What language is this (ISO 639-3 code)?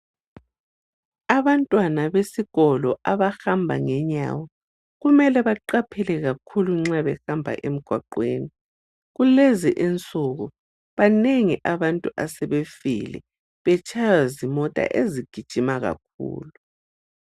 nde